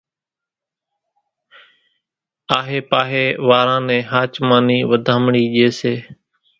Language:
Kachi Koli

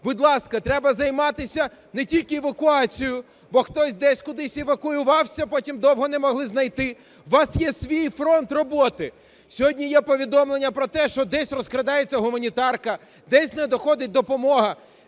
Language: Ukrainian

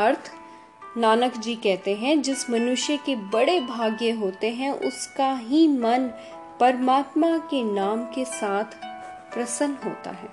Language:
Hindi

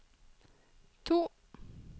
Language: Norwegian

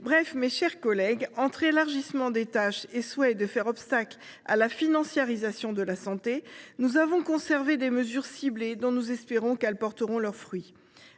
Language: French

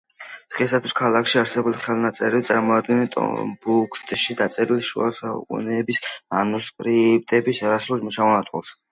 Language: Georgian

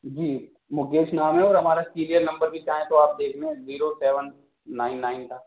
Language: Urdu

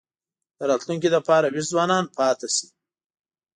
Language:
Pashto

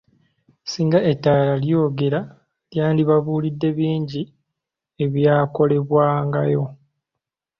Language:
Ganda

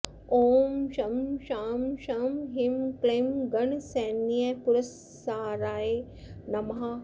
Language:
Sanskrit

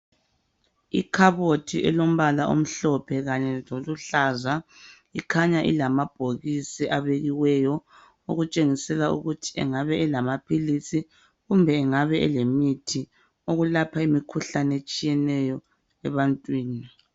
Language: North Ndebele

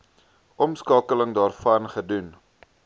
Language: Afrikaans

